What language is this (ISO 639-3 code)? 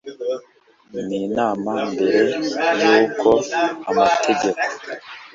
kin